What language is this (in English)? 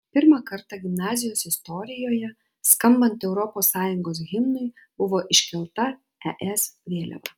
Lithuanian